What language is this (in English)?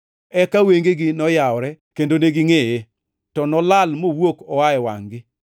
Luo (Kenya and Tanzania)